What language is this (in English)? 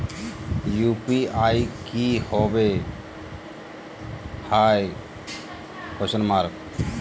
Magahi